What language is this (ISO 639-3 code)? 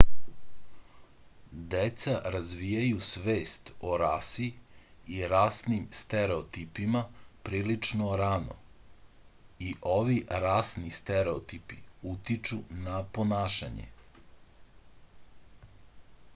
srp